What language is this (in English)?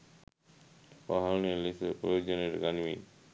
Sinhala